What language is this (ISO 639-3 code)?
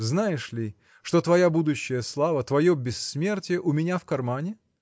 rus